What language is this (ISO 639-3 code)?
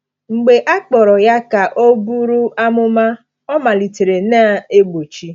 ibo